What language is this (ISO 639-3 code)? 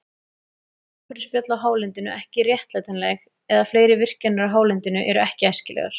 isl